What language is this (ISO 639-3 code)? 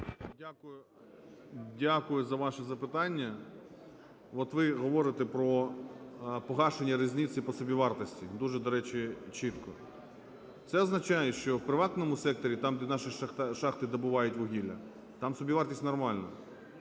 ukr